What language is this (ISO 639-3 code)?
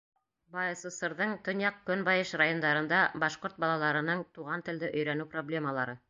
bak